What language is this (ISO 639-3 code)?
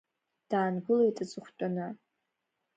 abk